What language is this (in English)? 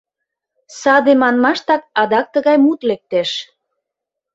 Mari